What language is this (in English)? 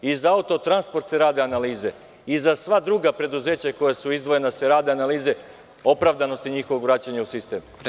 Serbian